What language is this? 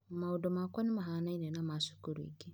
Kikuyu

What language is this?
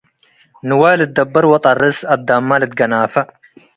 Tigre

